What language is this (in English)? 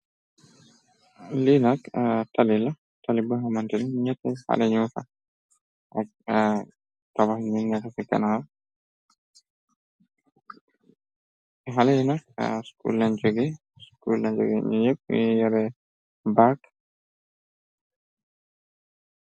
Wolof